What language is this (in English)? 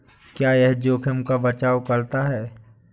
Hindi